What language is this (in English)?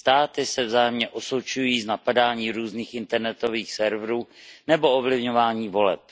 Czech